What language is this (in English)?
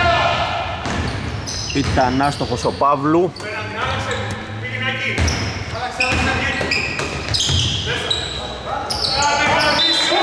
Greek